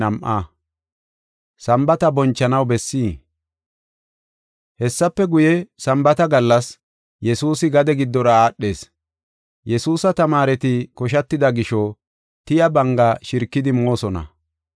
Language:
Gofa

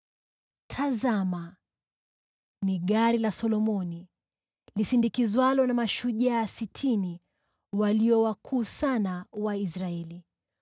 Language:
Swahili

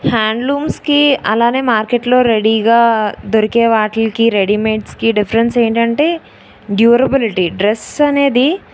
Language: Telugu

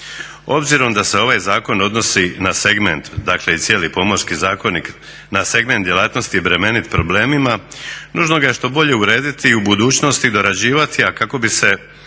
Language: Croatian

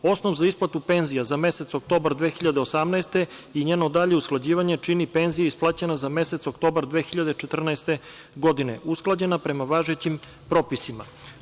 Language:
Serbian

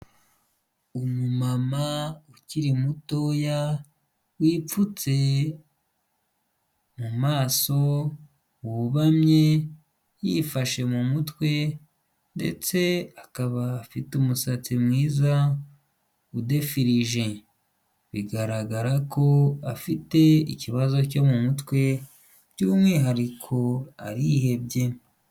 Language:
Kinyarwanda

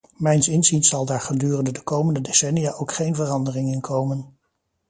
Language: Dutch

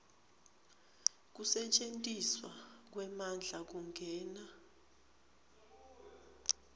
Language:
Swati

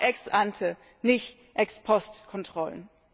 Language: German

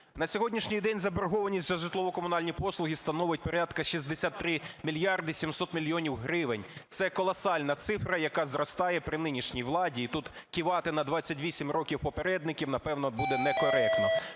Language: Ukrainian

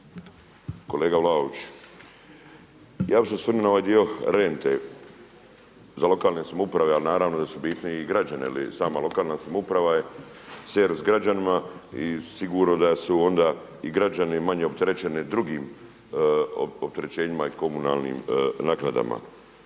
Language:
Croatian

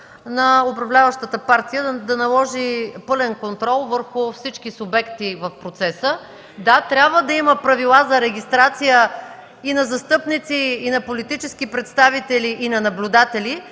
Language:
Bulgarian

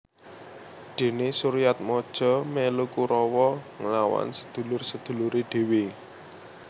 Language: Javanese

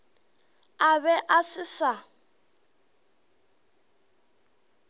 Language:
Northern Sotho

